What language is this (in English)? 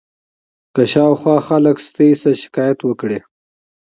Pashto